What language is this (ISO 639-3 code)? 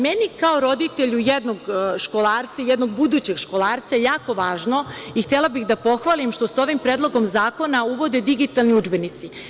srp